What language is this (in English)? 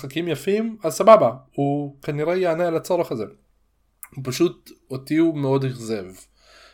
Hebrew